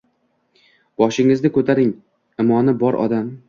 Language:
Uzbek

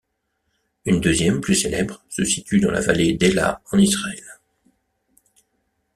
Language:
French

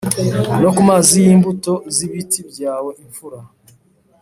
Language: Kinyarwanda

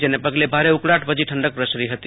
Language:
Gujarati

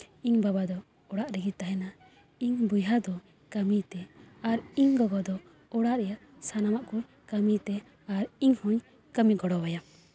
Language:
Santali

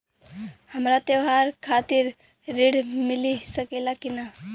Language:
Bhojpuri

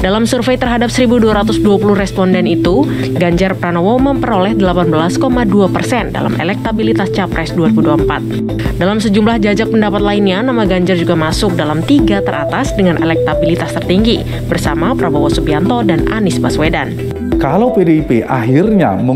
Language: Indonesian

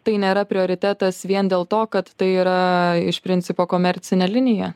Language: Lithuanian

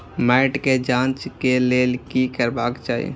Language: Maithili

